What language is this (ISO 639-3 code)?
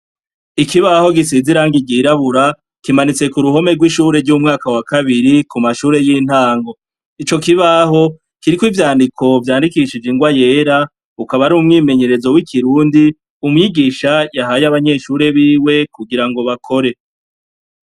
run